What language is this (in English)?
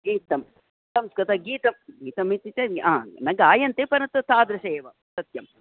Sanskrit